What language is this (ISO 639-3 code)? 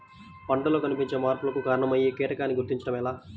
tel